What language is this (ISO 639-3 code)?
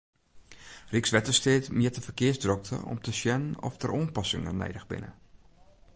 fry